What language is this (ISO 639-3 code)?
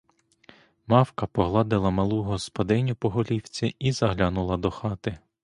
ukr